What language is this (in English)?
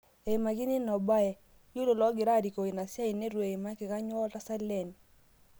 Masai